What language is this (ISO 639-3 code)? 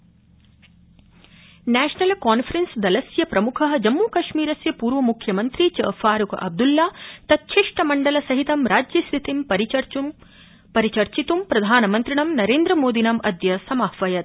san